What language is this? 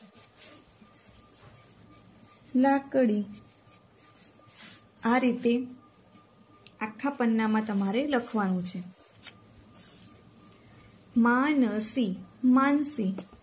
Gujarati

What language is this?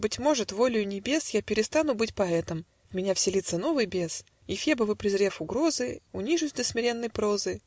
Russian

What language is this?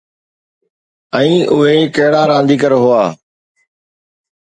Sindhi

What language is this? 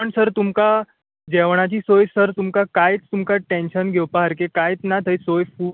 Konkani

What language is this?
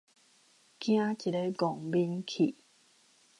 Min Nan Chinese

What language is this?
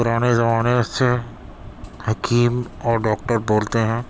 Urdu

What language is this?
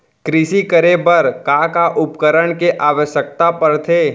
Chhattisgarhi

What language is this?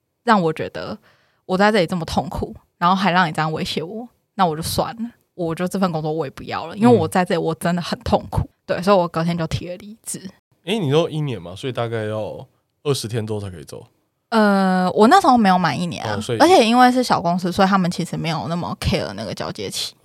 Chinese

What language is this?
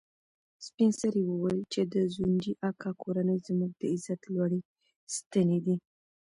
Pashto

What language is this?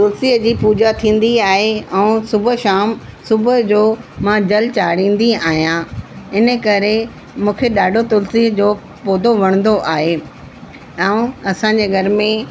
Sindhi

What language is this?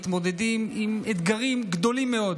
Hebrew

